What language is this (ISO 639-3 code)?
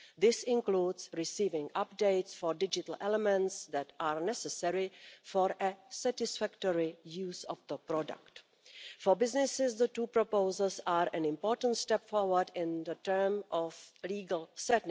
eng